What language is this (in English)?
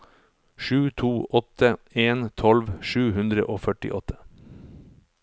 Norwegian